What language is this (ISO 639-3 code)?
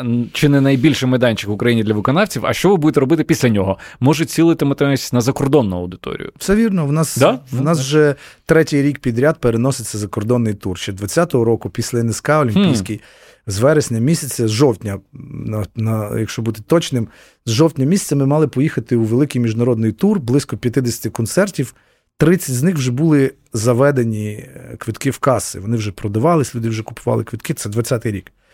ukr